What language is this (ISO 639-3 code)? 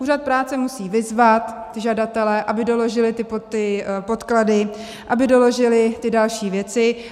ces